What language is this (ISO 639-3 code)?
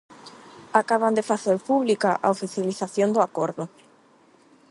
glg